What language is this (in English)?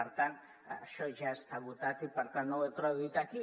Catalan